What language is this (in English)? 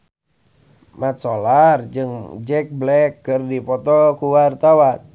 Sundanese